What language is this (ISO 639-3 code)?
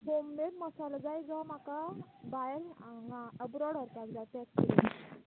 kok